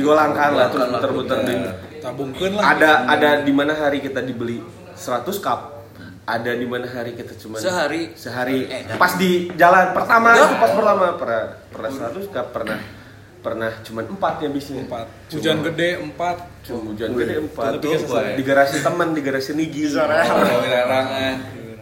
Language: Indonesian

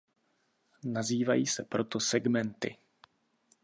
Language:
Czech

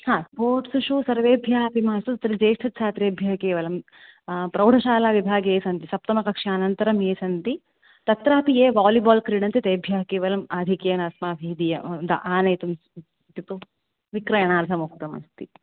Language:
Sanskrit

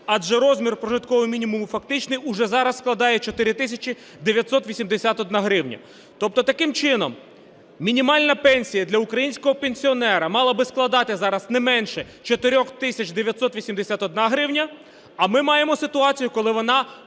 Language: Ukrainian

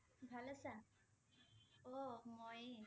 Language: Assamese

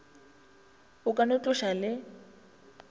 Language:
Northern Sotho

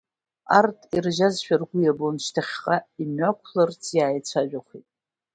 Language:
Abkhazian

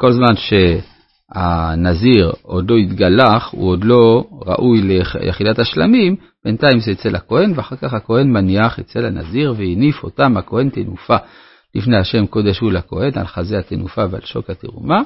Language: Hebrew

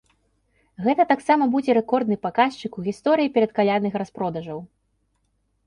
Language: Belarusian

